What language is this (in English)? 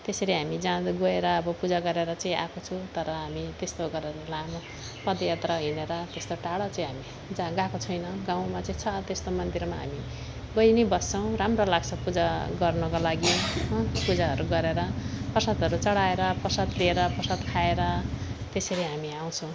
Nepali